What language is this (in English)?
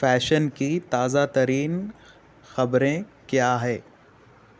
Urdu